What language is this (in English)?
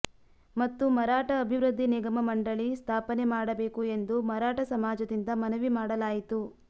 Kannada